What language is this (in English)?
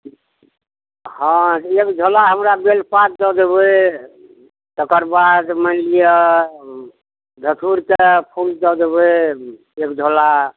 Maithili